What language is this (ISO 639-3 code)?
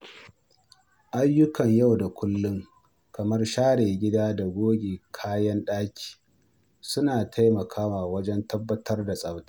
hau